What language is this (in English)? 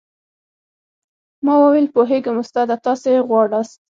Pashto